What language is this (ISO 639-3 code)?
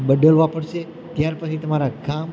guj